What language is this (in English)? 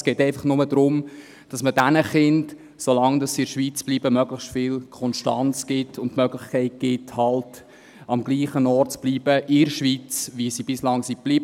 Swiss German